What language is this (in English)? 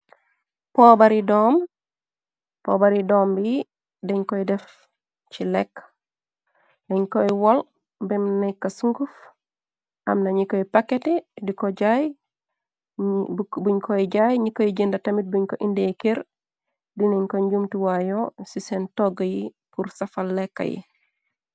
Wolof